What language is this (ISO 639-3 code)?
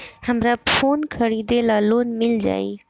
bho